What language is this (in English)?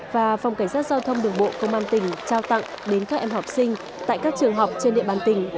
Vietnamese